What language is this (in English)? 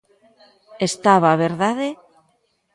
Galician